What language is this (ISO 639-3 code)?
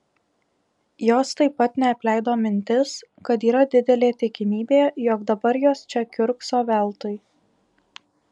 lit